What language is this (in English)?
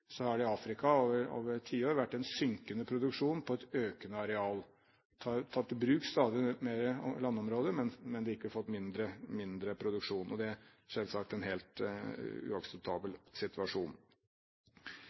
Norwegian Bokmål